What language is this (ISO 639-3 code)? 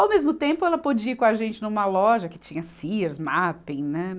por